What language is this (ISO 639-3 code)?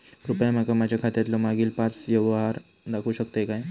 mar